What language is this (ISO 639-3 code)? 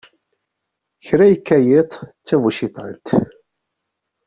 kab